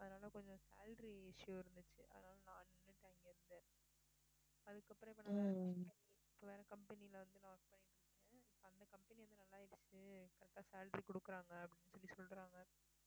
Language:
Tamil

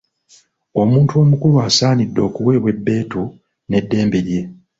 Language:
Ganda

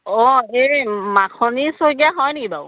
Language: Assamese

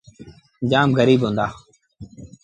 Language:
Sindhi Bhil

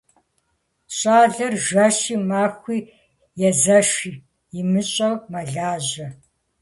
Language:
Kabardian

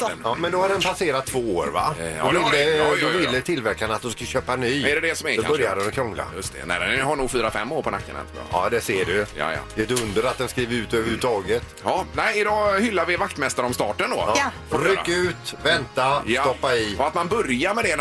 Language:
Swedish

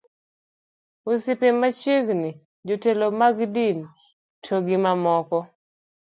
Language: Luo (Kenya and Tanzania)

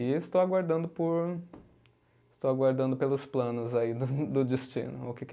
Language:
Portuguese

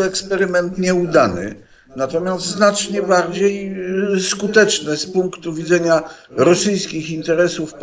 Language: Polish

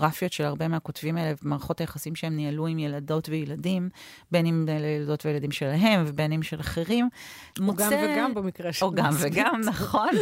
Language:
Hebrew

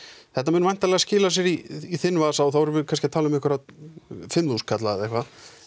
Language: Icelandic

